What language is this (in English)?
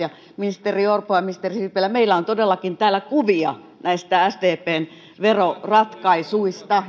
Finnish